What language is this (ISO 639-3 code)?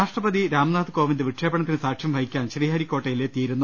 mal